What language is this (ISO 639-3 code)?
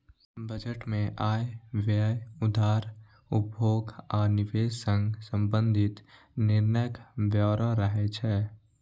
mai